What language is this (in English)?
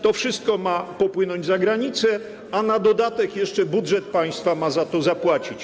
Polish